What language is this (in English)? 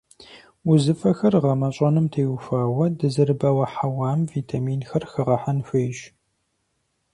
Kabardian